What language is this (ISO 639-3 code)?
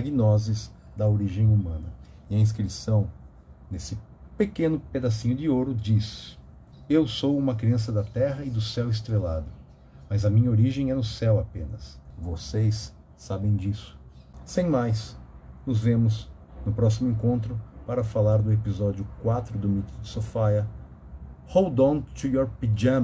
por